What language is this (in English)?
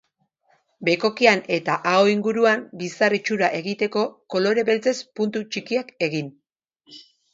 Basque